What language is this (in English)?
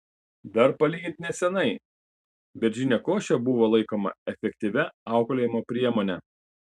Lithuanian